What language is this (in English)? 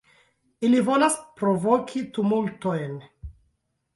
Esperanto